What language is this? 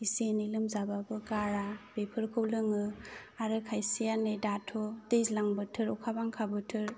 Bodo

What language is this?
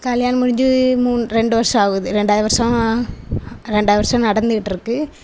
Tamil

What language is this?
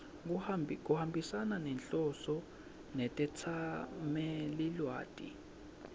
Swati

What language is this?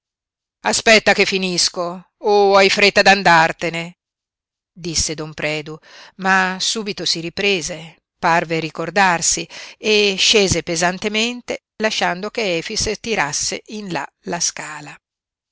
Italian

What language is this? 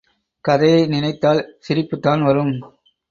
Tamil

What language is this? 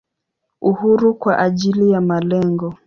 Swahili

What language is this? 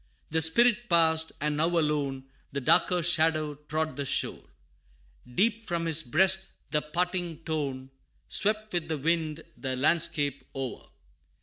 English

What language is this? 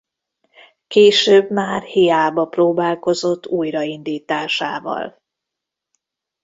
Hungarian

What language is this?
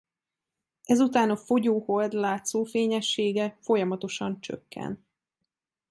Hungarian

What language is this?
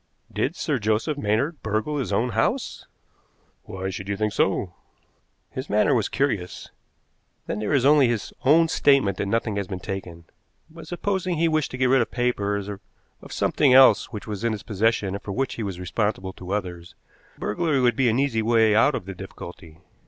English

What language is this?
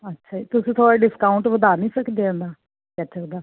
Punjabi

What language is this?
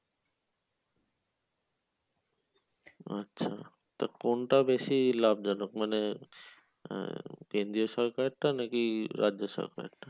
Bangla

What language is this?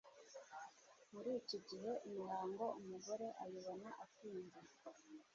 Kinyarwanda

